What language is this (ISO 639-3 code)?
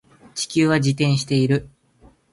jpn